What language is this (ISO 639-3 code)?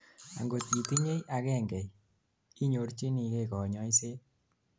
kln